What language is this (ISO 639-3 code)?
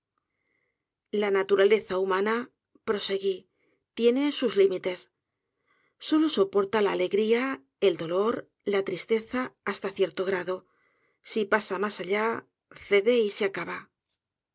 spa